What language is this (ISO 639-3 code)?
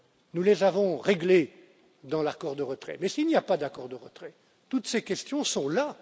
fra